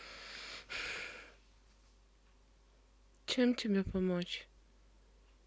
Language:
Russian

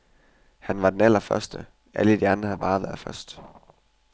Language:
Danish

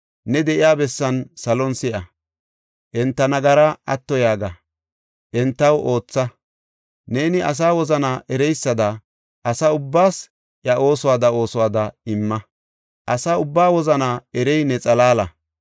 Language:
Gofa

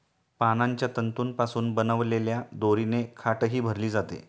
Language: Marathi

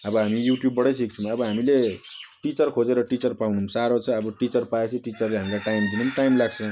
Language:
Nepali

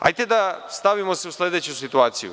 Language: Serbian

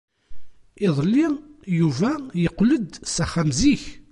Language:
Kabyle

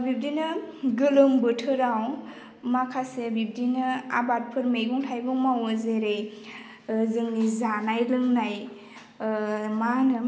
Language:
Bodo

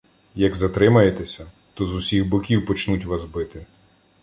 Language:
Ukrainian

